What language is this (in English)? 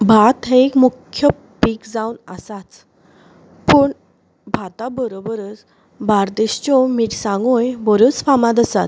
Konkani